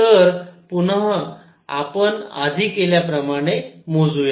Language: Marathi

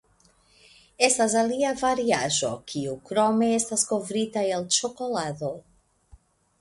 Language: Esperanto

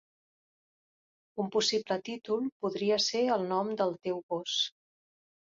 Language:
Catalan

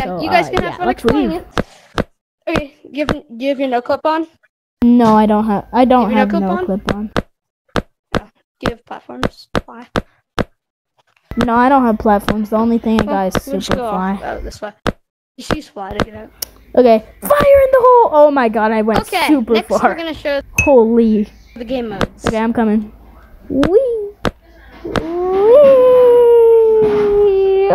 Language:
English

